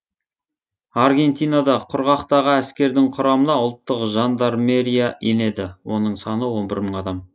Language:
Kazakh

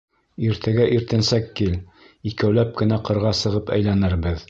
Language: Bashkir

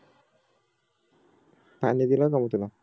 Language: Marathi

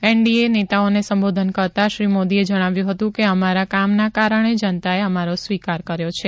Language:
Gujarati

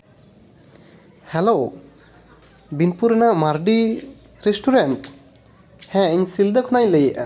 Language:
Santali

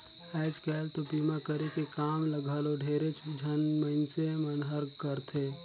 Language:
Chhattisgarhi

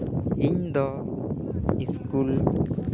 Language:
Santali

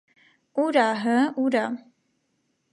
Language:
Armenian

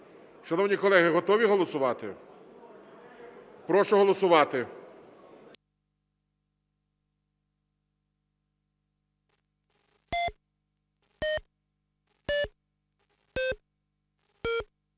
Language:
Ukrainian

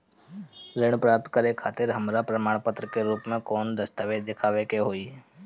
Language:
Bhojpuri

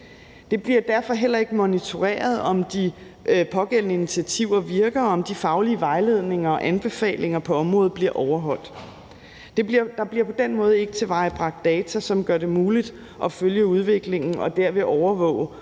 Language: Danish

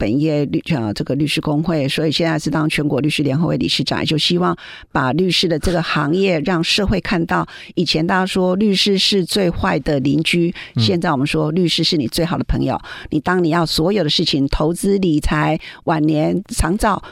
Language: Chinese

